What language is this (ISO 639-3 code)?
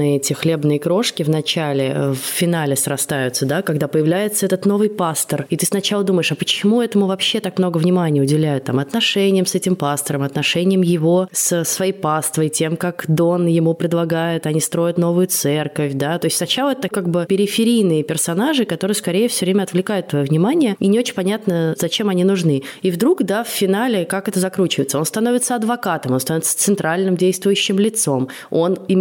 rus